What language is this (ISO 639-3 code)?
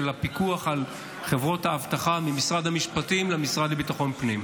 heb